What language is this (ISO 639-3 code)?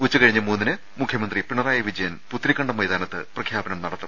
mal